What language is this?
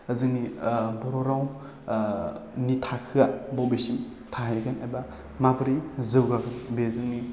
Bodo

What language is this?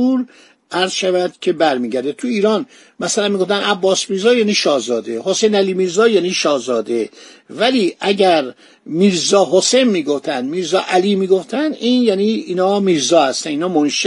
Persian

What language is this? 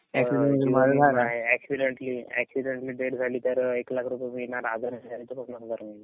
Marathi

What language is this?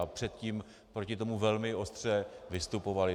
Czech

